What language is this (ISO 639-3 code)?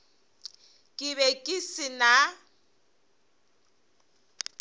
nso